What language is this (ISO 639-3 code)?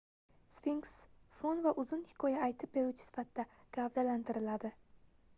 uzb